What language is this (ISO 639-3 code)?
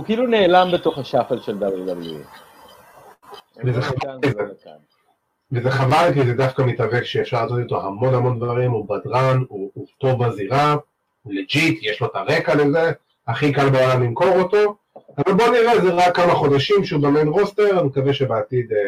heb